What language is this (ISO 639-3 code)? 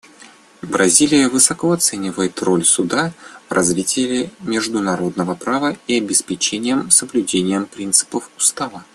rus